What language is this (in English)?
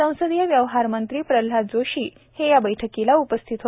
Marathi